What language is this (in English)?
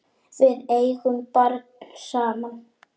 Icelandic